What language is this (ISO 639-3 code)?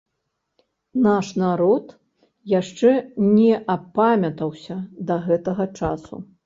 bel